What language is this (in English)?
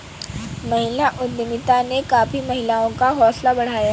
Hindi